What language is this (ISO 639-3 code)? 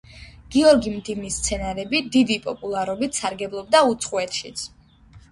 kat